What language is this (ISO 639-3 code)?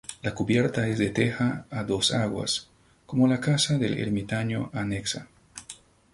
spa